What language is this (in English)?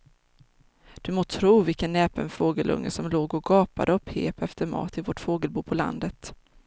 Swedish